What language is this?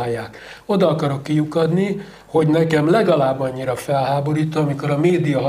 Hungarian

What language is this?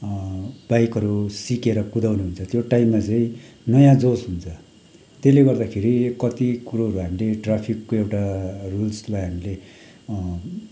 Nepali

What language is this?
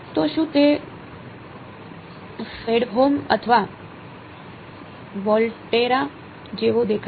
Gujarati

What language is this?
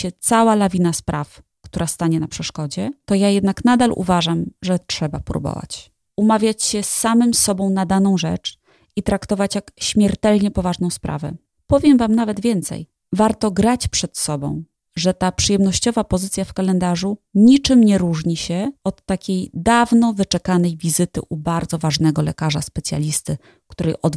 Polish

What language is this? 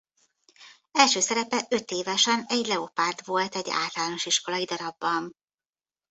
Hungarian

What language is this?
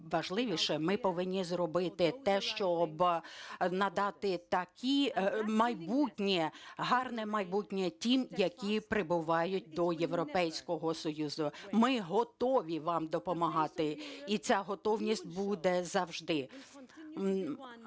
Ukrainian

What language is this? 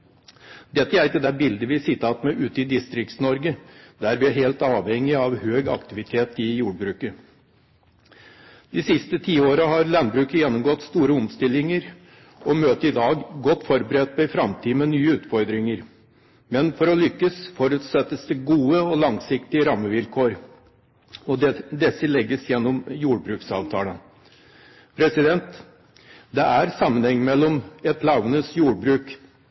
Norwegian Bokmål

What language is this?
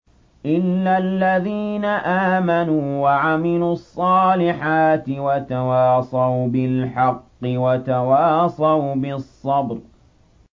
Arabic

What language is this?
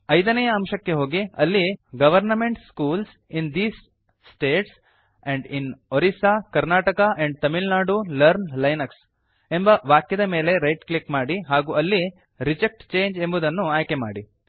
Kannada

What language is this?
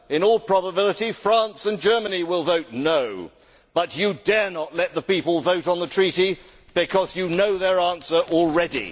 English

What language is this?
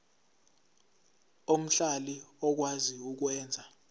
Zulu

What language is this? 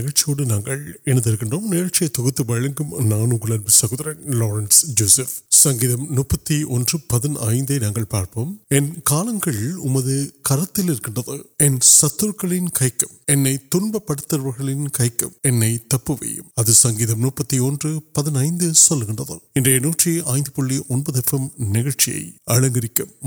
Urdu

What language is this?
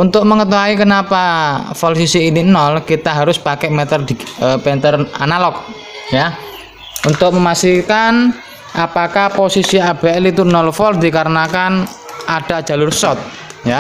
Indonesian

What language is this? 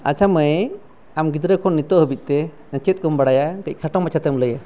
Santali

